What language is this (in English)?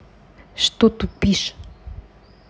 Russian